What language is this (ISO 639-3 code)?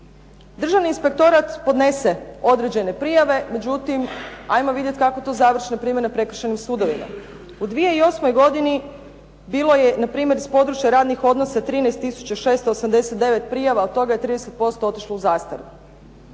hrv